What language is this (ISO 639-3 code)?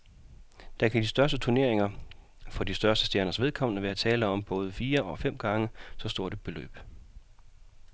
dan